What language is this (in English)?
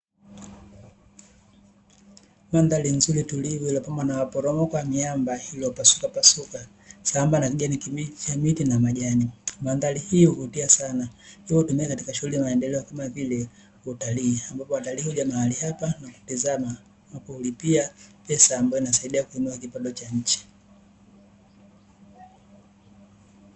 Swahili